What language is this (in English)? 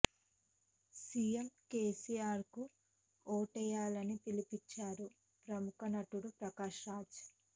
Telugu